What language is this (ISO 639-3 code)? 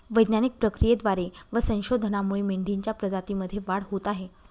mar